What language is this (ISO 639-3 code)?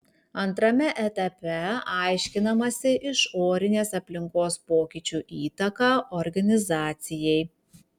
lit